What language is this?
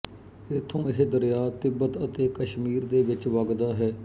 Punjabi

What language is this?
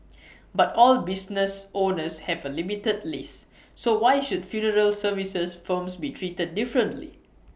English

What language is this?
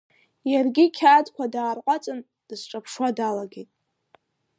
Abkhazian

